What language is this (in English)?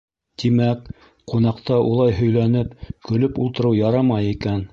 Bashkir